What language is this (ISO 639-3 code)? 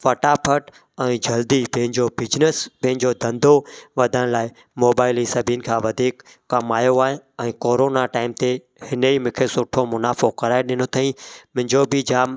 snd